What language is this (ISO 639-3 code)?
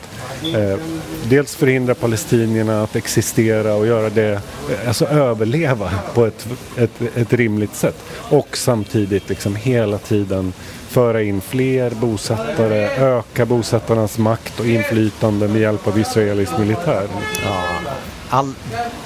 swe